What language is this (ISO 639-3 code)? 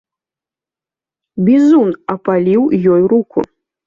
bel